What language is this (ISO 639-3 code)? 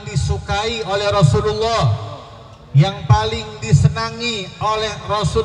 ind